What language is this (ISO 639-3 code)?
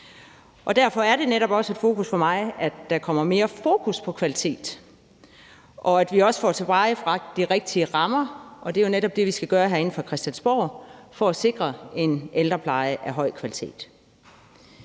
dan